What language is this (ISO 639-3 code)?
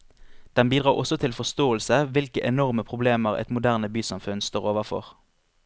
nor